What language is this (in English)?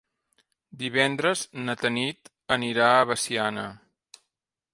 Catalan